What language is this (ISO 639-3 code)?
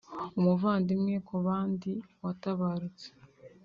kin